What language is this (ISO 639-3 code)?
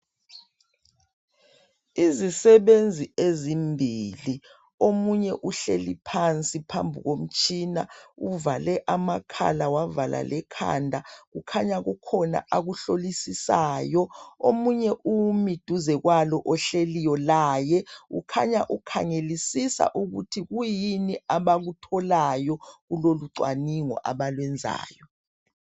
nde